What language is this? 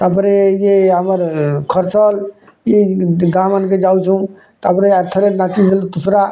Odia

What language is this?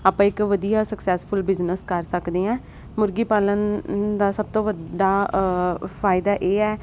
Punjabi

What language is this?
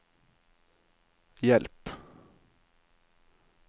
Norwegian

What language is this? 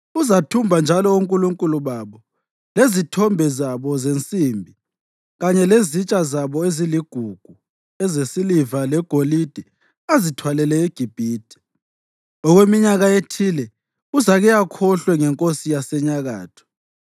North Ndebele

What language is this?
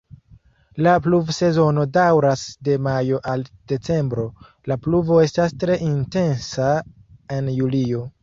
Esperanto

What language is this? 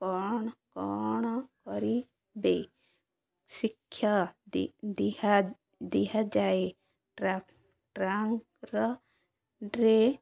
Odia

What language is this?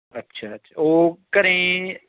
Punjabi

